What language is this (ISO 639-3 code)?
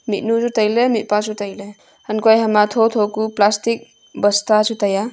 nnp